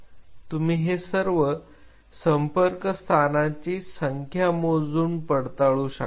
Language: Marathi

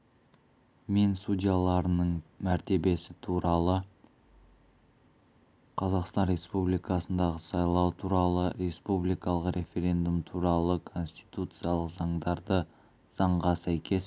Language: Kazakh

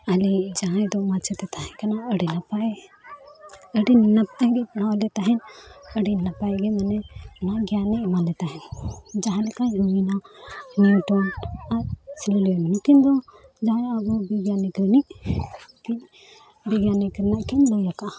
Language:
Santali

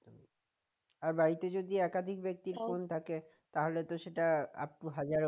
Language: Bangla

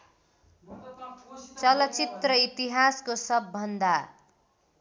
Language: Nepali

